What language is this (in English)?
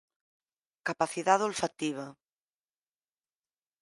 Galician